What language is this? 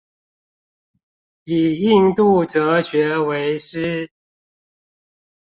Chinese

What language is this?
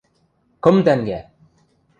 Western Mari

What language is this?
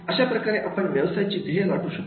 Marathi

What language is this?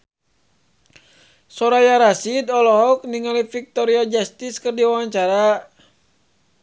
Sundanese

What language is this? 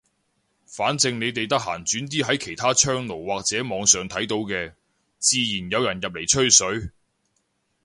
Cantonese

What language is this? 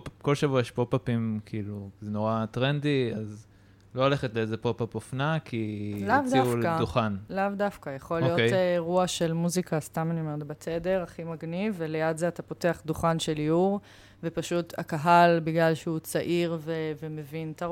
Hebrew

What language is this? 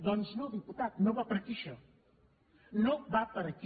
Catalan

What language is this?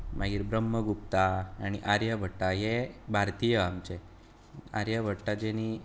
Konkani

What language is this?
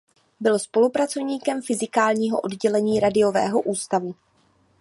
Czech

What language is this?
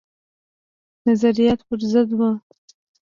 Pashto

